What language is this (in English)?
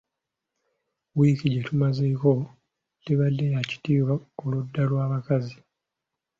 Ganda